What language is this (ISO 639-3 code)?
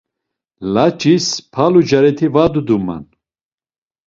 lzz